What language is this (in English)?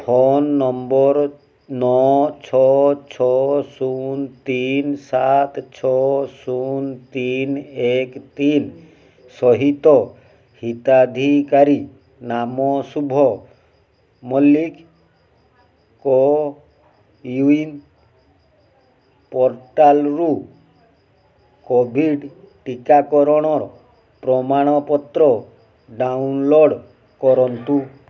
Odia